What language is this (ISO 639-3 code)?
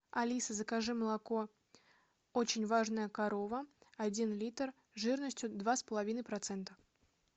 rus